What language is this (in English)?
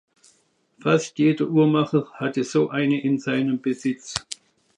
German